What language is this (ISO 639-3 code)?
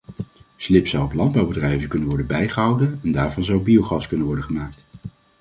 nld